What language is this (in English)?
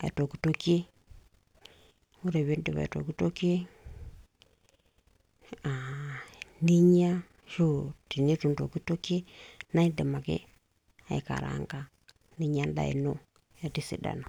Masai